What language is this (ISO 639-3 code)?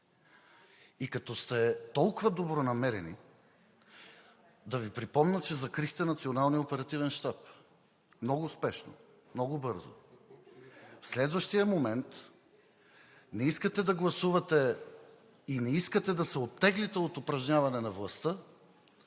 bul